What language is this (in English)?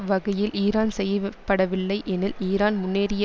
Tamil